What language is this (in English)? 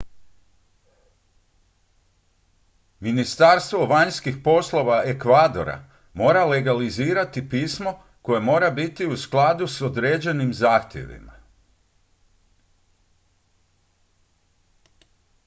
Croatian